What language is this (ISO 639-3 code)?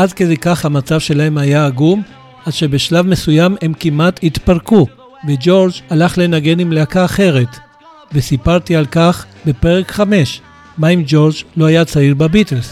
heb